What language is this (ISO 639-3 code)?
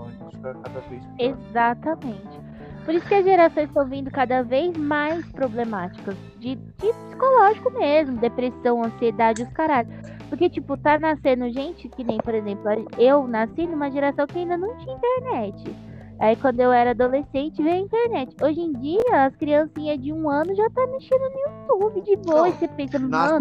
por